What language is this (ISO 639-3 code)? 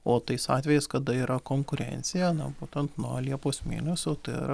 lit